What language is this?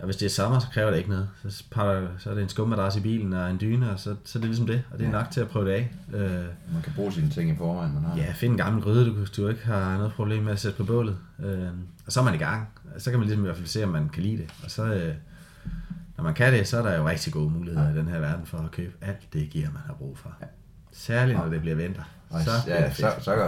Danish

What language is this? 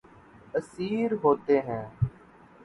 Urdu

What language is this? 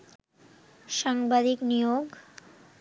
Bangla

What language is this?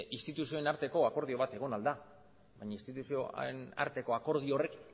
Basque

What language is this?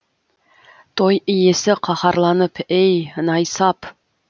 Kazakh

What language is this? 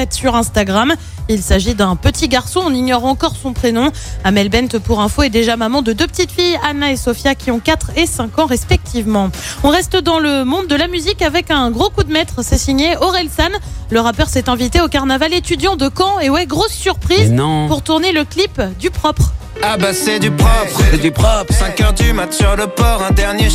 French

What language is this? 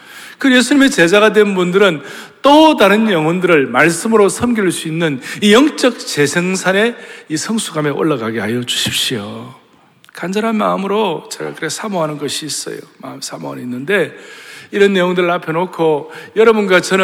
Korean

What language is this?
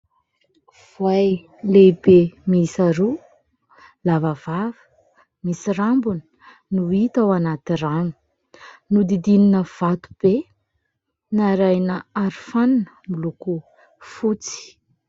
Malagasy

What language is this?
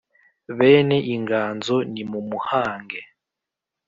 Kinyarwanda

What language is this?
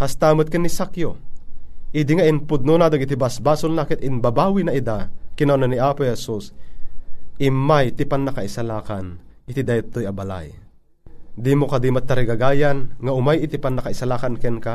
Filipino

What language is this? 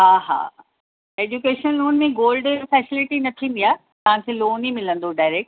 Sindhi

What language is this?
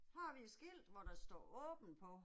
Danish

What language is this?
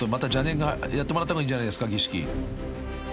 Japanese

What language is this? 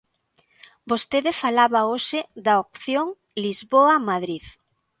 Galician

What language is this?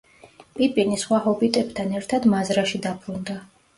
Georgian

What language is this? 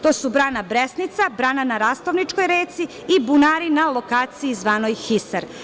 Serbian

